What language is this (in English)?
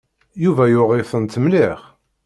Kabyle